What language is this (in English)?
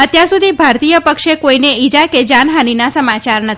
Gujarati